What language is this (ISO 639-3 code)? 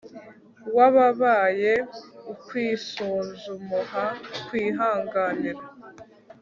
kin